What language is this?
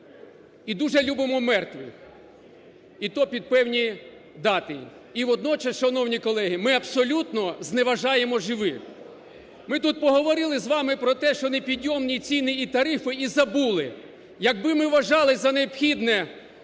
Ukrainian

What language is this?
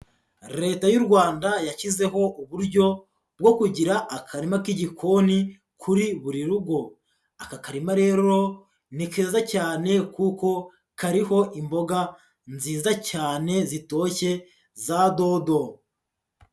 Kinyarwanda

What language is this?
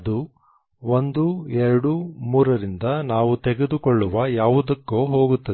Kannada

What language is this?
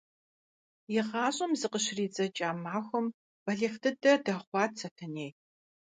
Kabardian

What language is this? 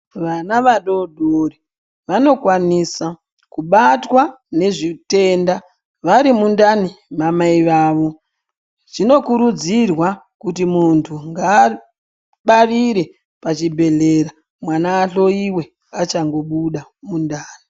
Ndau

